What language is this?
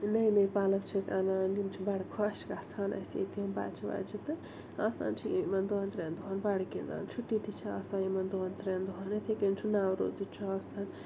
Kashmiri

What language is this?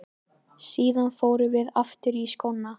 Icelandic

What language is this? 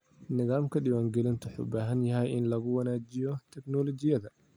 Somali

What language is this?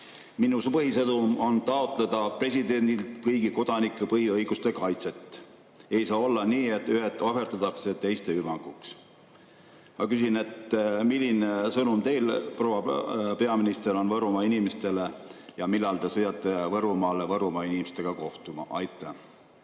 Estonian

